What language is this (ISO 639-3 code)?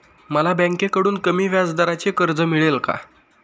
mar